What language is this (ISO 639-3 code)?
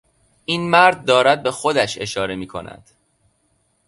fas